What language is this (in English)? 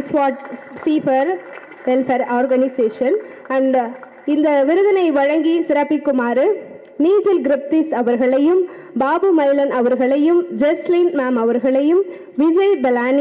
Tamil